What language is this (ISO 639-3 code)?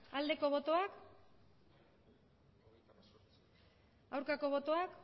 eus